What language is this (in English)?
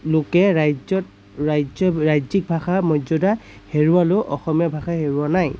Assamese